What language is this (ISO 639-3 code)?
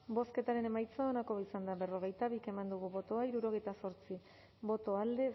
eus